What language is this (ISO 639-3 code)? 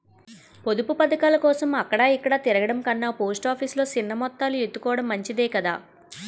tel